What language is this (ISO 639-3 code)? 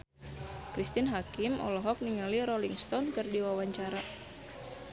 sun